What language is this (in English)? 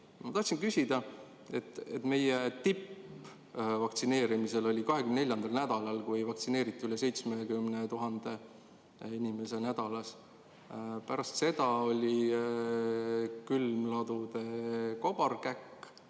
Estonian